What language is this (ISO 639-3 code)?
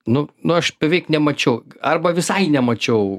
lit